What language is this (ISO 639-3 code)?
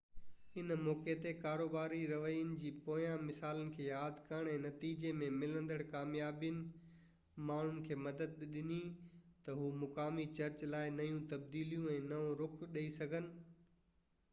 snd